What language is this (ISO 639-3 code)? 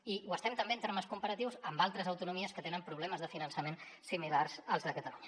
cat